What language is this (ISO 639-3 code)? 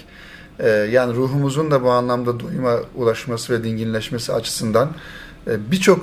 tur